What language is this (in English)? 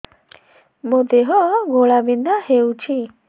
Odia